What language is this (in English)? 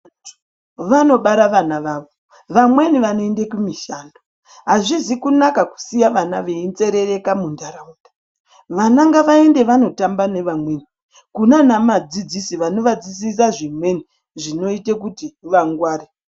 Ndau